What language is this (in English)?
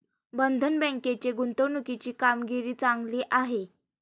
Marathi